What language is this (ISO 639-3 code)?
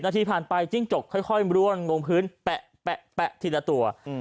tha